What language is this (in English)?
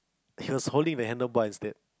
English